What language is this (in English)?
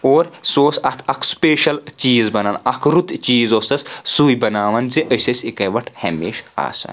Kashmiri